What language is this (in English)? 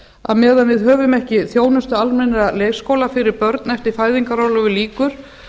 Icelandic